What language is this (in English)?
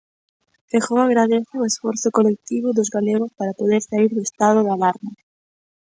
Galician